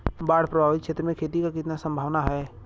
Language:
Bhojpuri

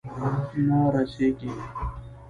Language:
Pashto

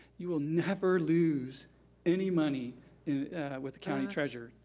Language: English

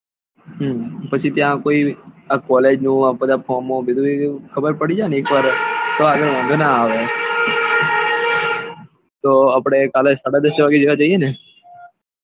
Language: Gujarati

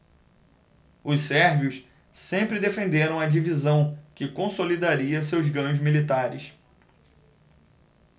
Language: Portuguese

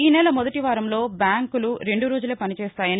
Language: Telugu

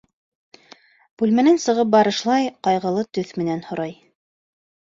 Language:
Bashkir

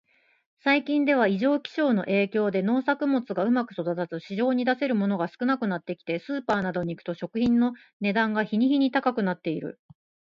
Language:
Japanese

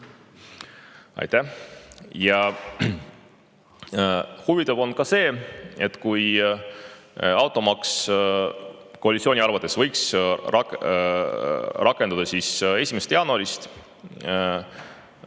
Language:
Estonian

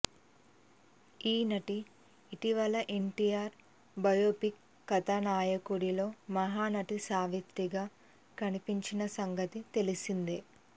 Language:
Telugu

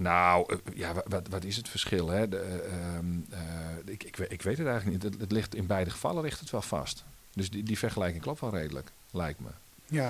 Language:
Dutch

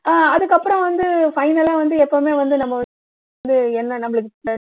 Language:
Tamil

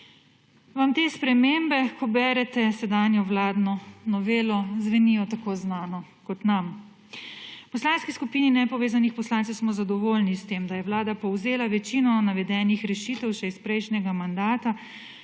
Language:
Slovenian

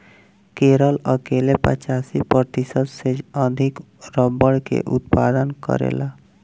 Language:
Bhojpuri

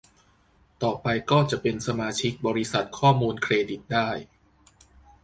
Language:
Thai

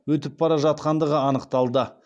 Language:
Kazakh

